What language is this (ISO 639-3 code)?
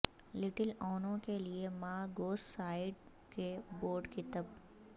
urd